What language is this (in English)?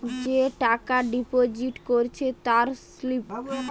Bangla